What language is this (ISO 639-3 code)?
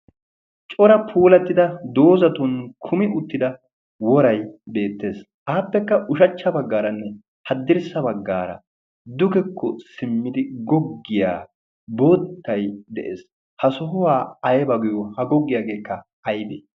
wal